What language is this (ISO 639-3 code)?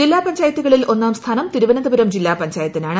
mal